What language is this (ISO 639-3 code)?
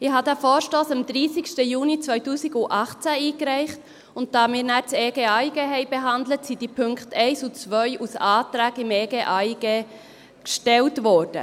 gsw